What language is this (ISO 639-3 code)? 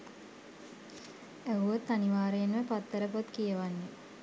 sin